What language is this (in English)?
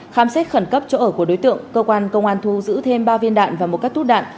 Vietnamese